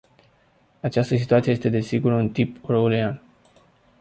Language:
Romanian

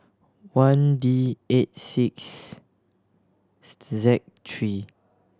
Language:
English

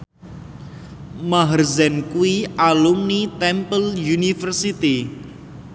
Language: Javanese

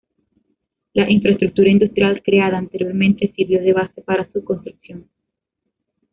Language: Spanish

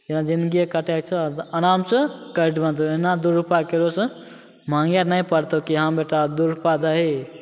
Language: Maithili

